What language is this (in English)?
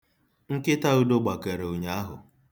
Igbo